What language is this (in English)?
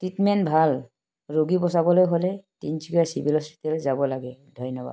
Assamese